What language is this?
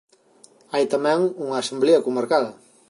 Galician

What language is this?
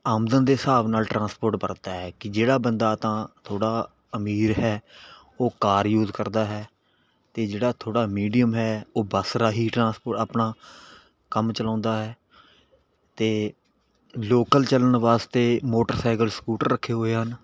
Punjabi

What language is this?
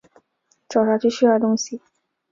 Chinese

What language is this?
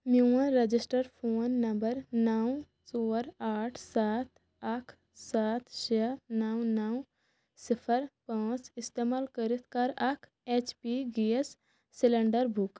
Kashmiri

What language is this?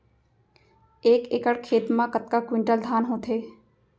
Chhattisgarhi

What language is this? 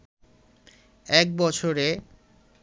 Bangla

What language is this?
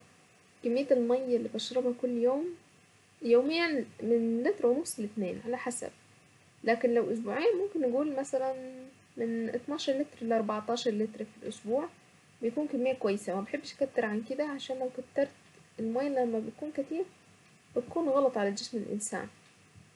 Saidi Arabic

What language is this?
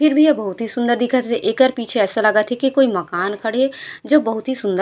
Chhattisgarhi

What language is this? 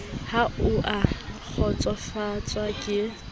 Southern Sotho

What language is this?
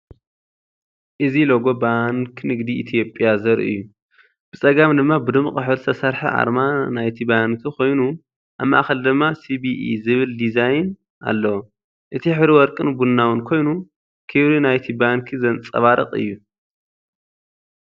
Tigrinya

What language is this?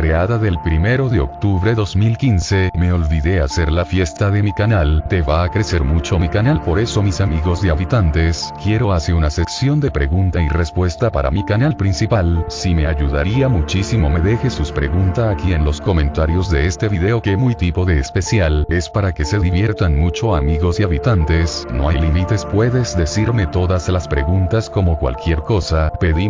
Spanish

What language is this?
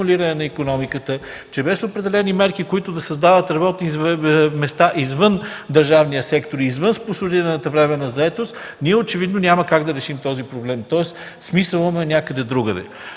Bulgarian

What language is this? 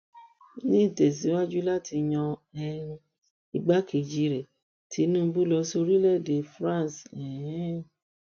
Yoruba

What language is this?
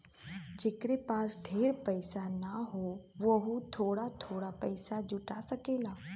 Bhojpuri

